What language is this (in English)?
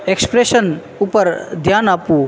Gujarati